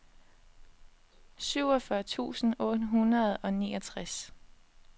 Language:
Danish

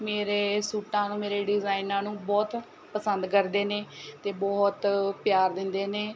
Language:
Punjabi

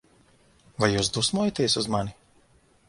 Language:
Latvian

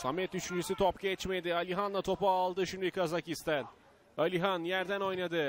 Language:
Turkish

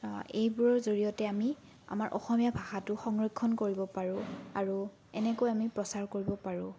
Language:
Assamese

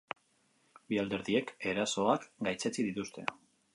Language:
Basque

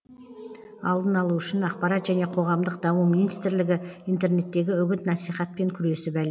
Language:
Kazakh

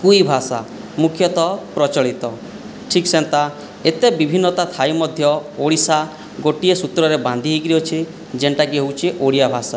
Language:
Odia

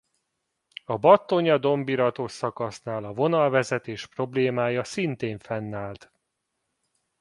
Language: Hungarian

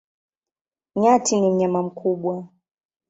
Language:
Swahili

